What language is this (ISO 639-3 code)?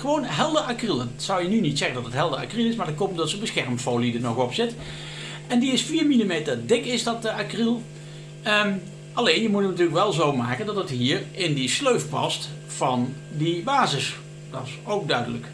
nld